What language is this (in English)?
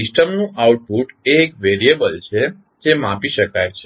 Gujarati